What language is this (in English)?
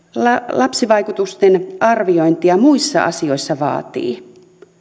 Finnish